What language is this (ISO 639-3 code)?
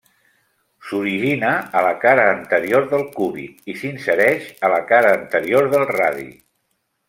cat